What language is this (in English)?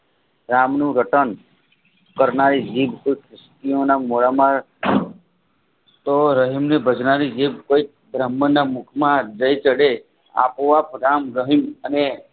Gujarati